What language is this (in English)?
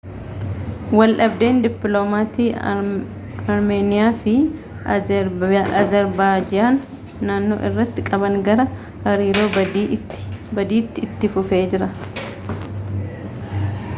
Oromo